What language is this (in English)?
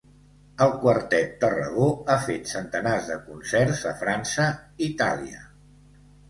Catalan